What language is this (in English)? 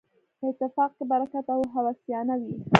Pashto